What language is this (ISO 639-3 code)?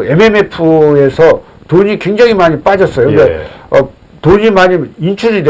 kor